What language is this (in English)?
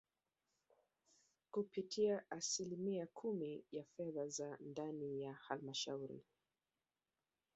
Swahili